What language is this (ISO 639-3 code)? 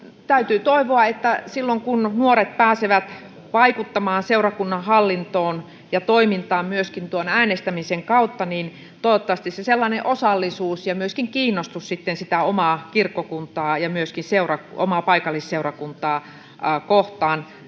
fin